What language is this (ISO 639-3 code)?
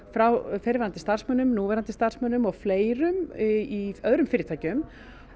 isl